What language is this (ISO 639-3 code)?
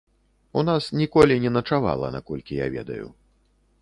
bel